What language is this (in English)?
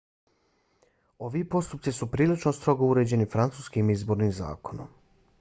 Bosnian